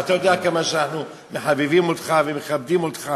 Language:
Hebrew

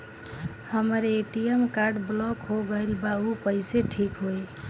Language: Bhojpuri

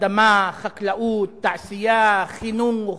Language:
Hebrew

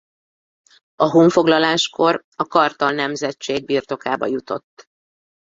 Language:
Hungarian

